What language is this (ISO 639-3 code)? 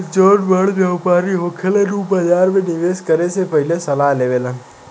bho